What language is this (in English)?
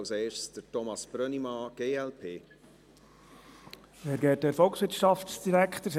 Swiss German